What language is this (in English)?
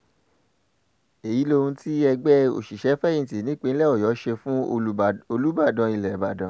Yoruba